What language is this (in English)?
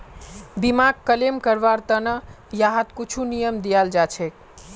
Magahi